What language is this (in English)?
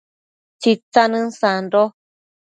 Matsés